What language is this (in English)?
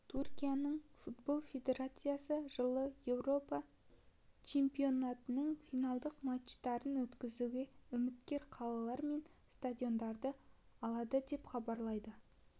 Kazakh